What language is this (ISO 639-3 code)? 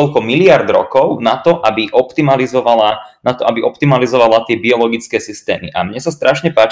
slk